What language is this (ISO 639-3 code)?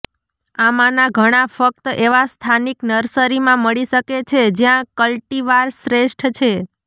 guj